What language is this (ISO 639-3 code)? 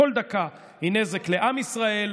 heb